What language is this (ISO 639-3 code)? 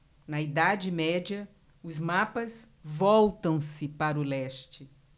por